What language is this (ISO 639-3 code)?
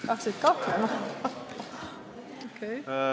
est